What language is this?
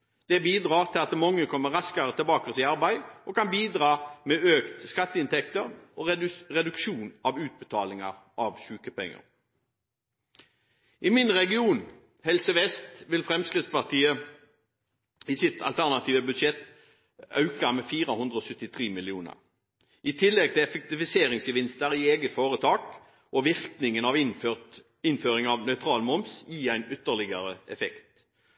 Norwegian Bokmål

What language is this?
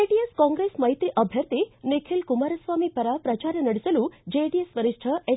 Kannada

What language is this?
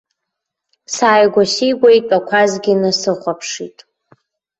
Abkhazian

